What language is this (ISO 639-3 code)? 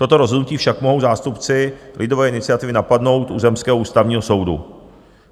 ces